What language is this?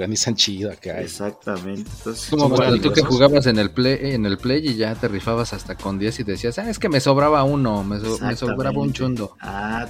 Spanish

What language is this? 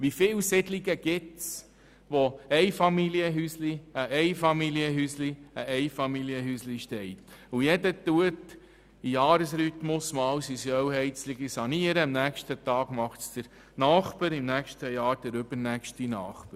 Swiss German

